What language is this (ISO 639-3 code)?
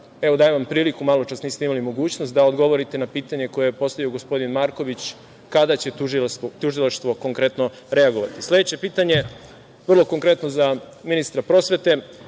srp